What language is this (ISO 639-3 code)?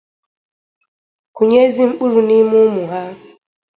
ibo